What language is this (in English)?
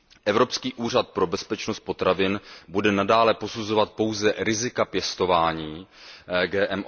Czech